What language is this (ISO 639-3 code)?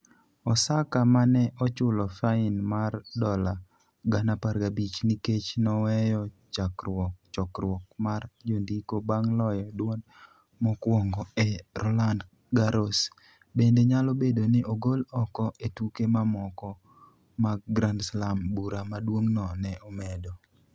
luo